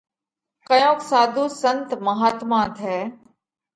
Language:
Parkari Koli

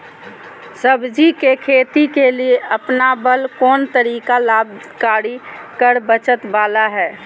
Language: Magahi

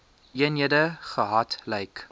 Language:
Afrikaans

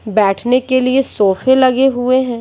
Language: Hindi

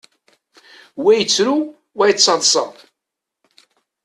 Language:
Kabyle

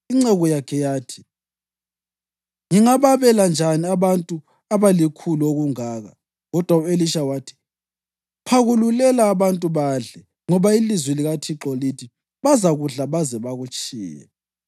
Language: North Ndebele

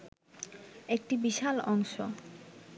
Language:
Bangla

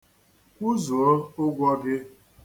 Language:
Igbo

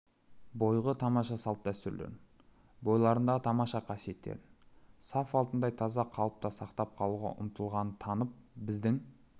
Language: Kazakh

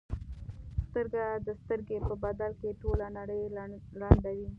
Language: Pashto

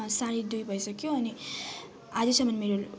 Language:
Nepali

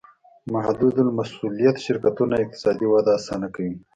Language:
Pashto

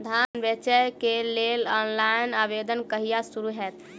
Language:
Maithili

